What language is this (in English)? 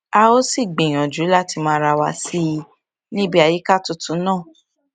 Yoruba